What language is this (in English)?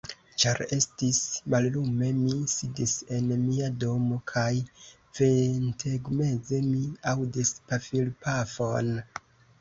Esperanto